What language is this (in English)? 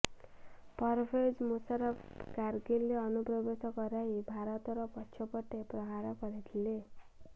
Odia